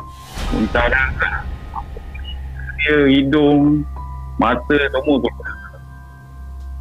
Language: Malay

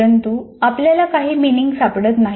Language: Marathi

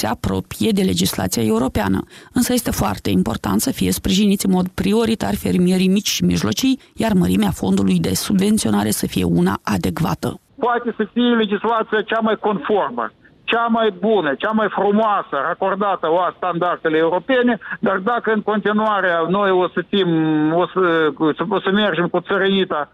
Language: Romanian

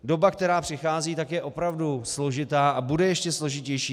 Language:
Czech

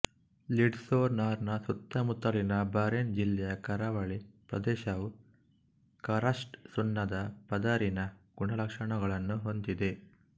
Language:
Kannada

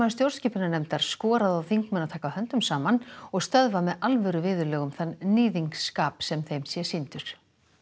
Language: Icelandic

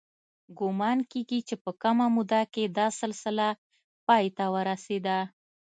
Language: Pashto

